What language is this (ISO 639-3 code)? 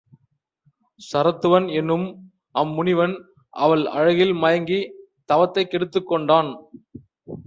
tam